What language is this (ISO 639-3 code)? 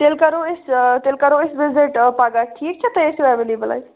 kas